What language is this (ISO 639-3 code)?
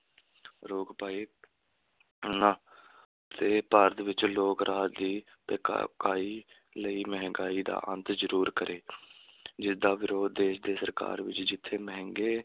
pan